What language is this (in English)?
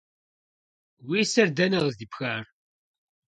Kabardian